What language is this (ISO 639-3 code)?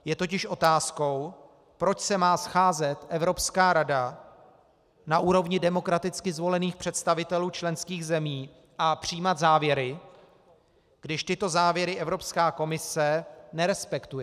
ces